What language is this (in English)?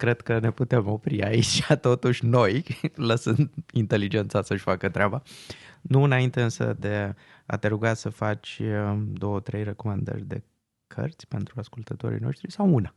Romanian